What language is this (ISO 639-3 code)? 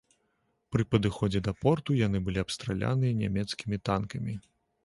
bel